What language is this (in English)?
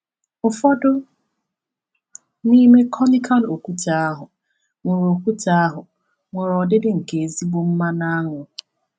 Igbo